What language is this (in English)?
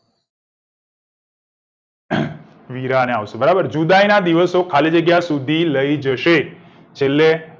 Gujarati